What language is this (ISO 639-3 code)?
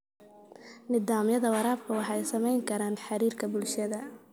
som